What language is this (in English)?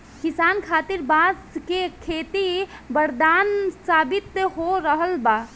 Bhojpuri